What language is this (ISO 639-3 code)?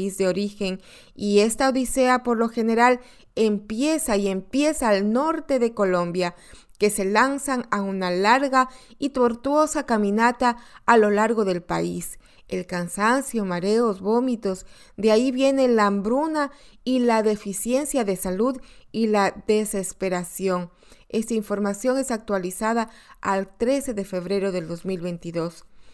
spa